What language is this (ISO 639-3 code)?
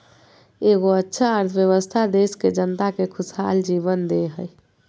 mag